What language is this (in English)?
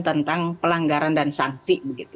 Indonesian